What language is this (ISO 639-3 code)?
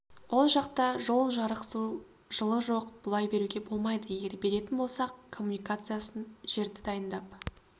kaz